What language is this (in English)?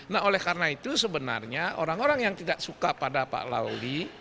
Indonesian